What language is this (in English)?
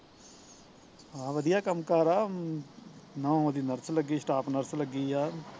Punjabi